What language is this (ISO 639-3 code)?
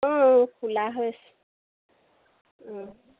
asm